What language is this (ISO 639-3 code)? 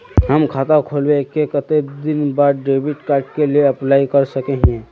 mag